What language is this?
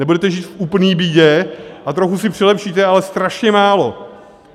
Czech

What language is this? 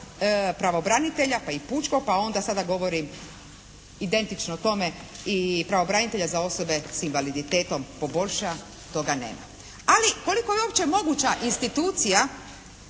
Croatian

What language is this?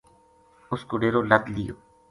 Gujari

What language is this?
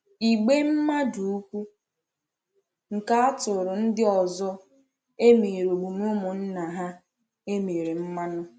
Igbo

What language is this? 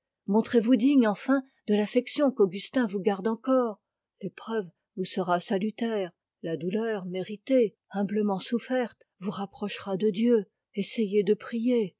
French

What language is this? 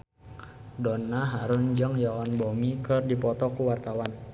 Sundanese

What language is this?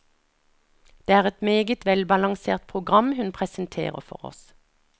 Norwegian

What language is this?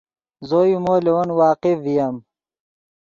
Yidgha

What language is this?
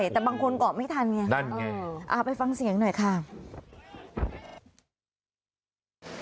Thai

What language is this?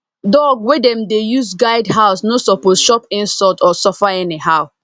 Nigerian Pidgin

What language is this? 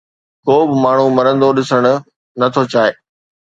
Sindhi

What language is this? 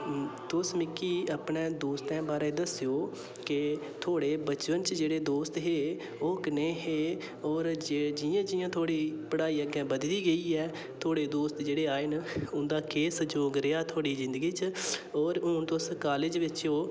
Dogri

